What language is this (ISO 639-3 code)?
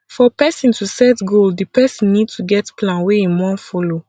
pcm